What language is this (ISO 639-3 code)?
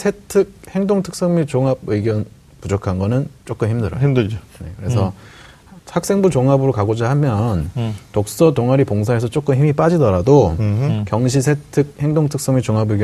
kor